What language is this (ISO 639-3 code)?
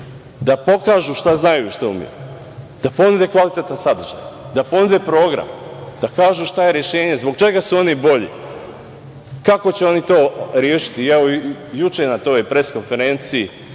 srp